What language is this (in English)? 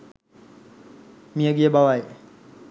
Sinhala